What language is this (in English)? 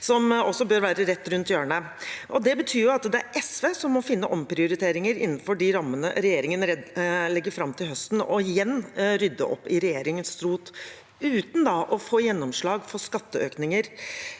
Norwegian